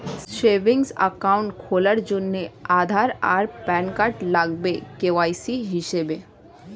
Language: Bangla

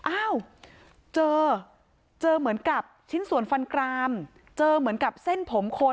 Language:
Thai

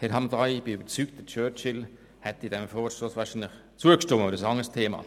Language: Swiss German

